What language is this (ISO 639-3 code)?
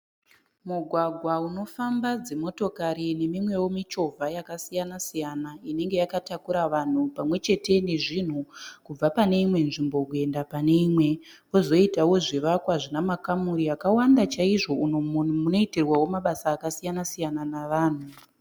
sna